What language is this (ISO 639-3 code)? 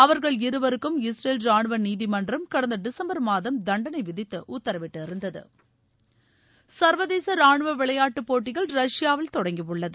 tam